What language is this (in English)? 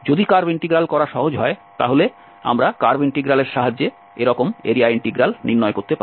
Bangla